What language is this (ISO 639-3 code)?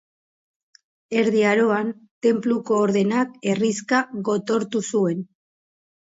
eus